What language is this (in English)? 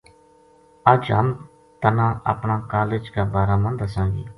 Gujari